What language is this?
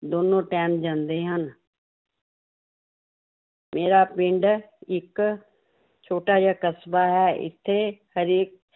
Punjabi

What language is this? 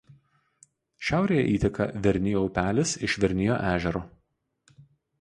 Lithuanian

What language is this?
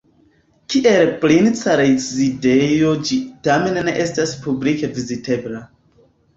Esperanto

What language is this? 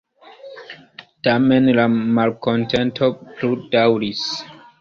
Esperanto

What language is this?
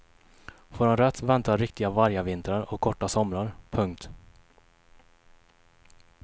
Swedish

